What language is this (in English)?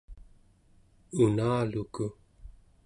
Central Yupik